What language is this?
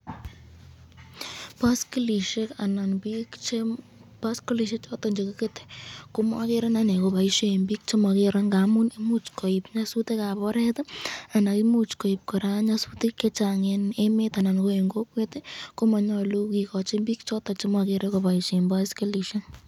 Kalenjin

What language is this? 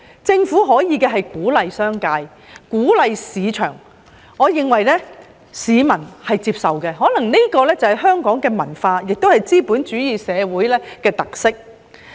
Cantonese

